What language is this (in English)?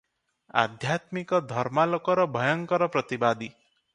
Odia